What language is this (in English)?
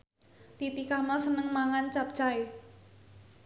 Javanese